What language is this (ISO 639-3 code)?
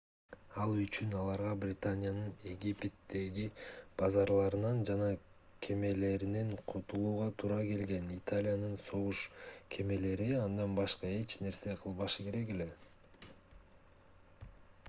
kir